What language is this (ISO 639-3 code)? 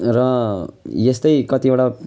nep